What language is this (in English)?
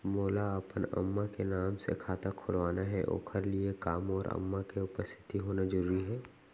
Chhattisgarhi